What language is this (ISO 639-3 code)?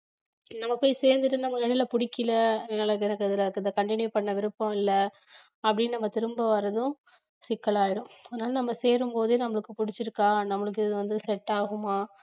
tam